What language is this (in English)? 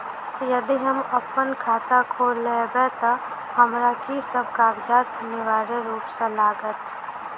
Maithili